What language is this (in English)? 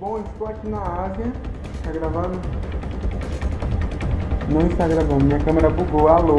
Portuguese